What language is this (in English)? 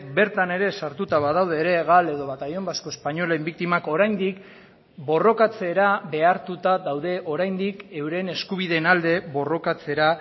Basque